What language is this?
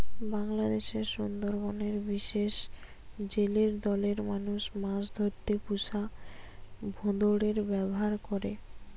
Bangla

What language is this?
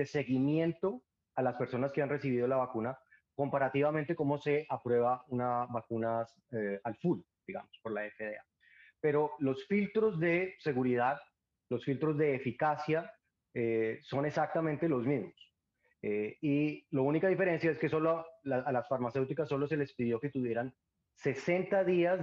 Spanish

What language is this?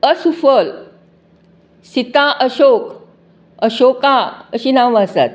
Konkani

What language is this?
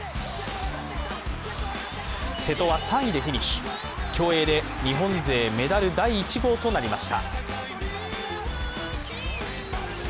Japanese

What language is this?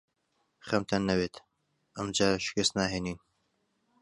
Central Kurdish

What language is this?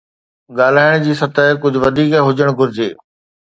Sindhi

